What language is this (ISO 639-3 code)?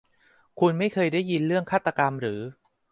tha